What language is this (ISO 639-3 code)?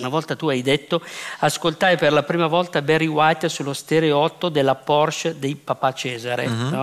ita